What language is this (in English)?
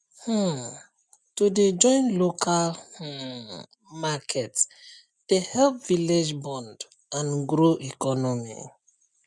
Nigerian Pidgin